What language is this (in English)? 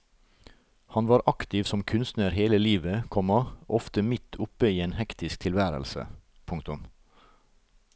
Norwegian